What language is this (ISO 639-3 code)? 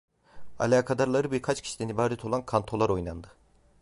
tur